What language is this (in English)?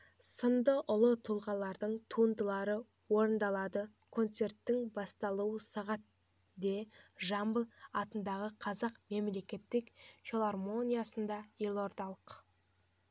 Kazakh